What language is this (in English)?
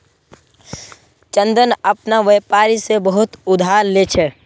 Magahi